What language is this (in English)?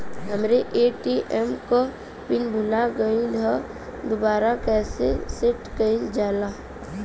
Bhojpuri